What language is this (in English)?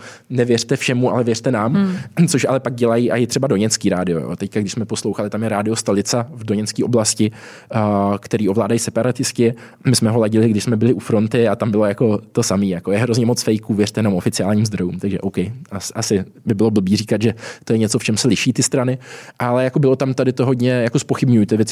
Czech